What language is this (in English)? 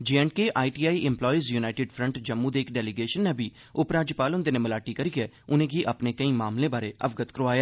Dogri